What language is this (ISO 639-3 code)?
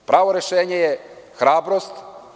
srp